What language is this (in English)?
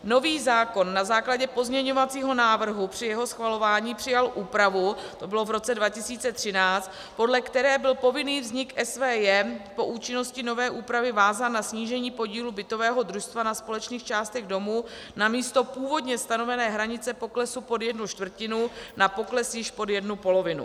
Czech